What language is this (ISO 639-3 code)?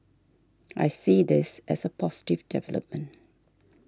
eng